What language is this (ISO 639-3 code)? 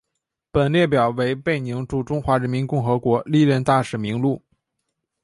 zho